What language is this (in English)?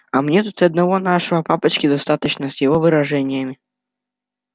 Russian